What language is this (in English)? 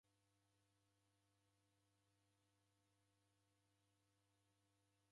Taita